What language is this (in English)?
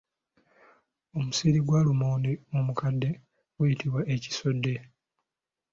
Ganda